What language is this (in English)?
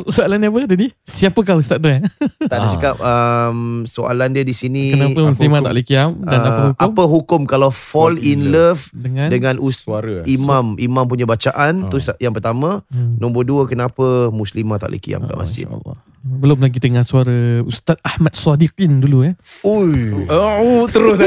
Malay